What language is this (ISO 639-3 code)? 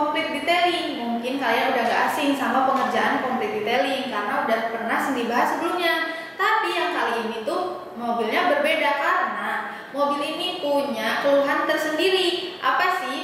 ind